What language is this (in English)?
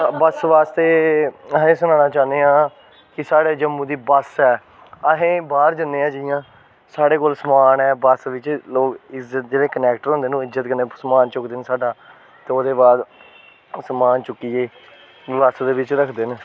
Dogri